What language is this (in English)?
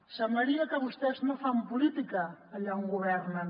Catalan